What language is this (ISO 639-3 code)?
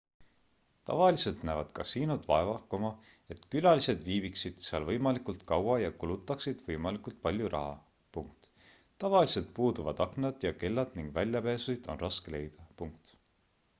est